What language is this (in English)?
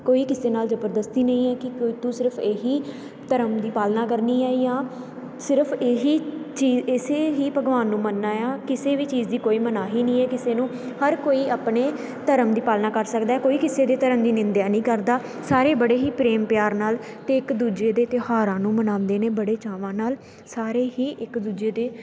Punjabi